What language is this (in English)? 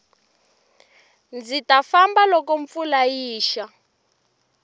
Tsonga